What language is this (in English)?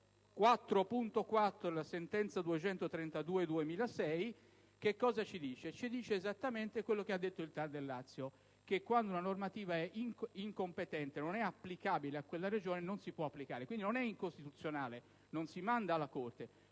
Italian